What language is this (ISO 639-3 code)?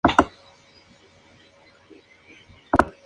spa